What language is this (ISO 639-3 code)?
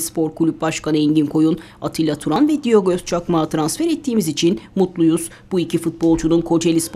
tur